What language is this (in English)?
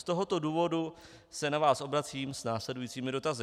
Czech